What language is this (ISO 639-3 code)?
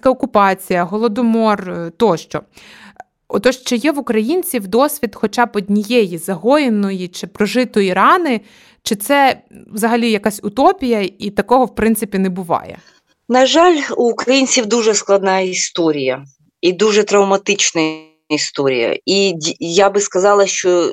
ukr